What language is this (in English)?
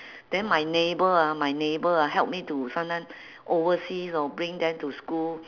English